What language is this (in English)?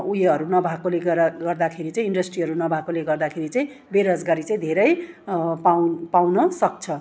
Nepali